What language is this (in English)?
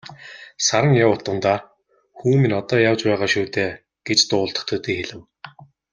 Mongolian